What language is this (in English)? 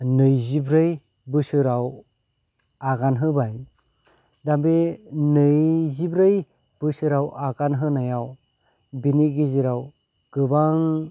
Bodo